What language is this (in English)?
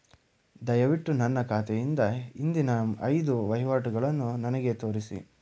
Kannada